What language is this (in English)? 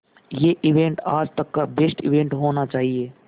Hindi